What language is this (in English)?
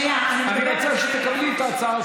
Hebrew